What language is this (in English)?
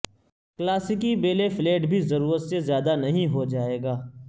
Urdu